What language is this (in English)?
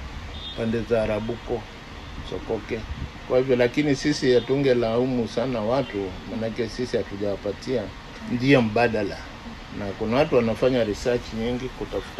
Swahili